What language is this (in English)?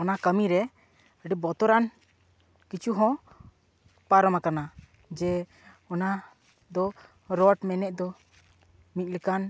Santali